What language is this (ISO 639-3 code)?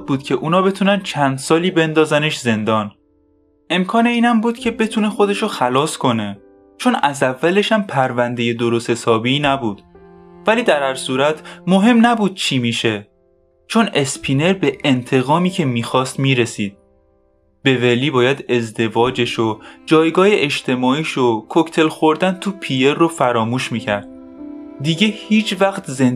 fas